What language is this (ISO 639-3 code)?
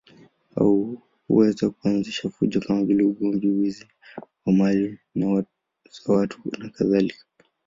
swa